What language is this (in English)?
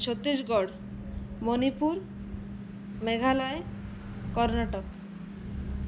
Odia